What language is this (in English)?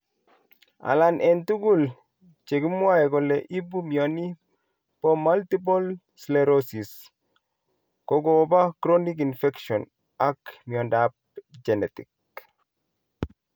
Kalenjin